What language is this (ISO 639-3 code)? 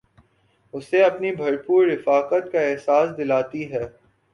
urd